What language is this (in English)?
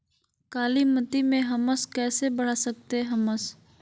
Magahi